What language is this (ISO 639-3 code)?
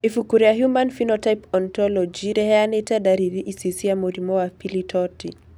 kik